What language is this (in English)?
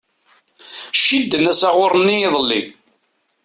Kabyle